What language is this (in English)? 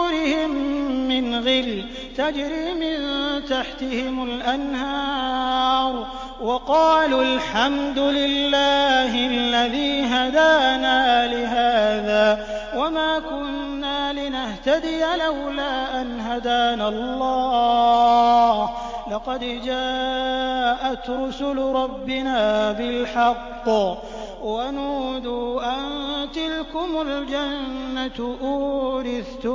Arabic